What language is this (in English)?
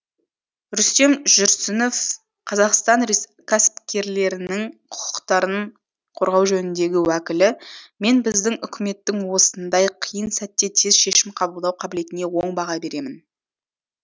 Kazakh